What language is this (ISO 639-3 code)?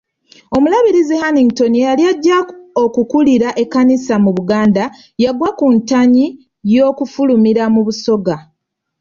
lug